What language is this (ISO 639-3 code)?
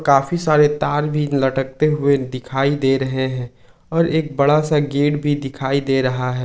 hin